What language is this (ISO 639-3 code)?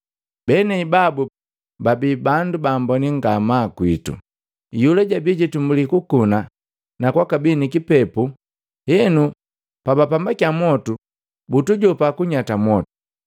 mgv